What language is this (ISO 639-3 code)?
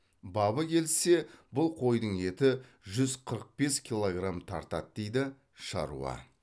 kaz